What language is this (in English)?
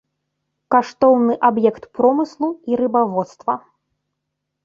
Belarusian